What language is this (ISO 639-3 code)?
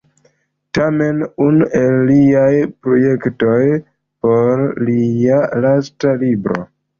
epo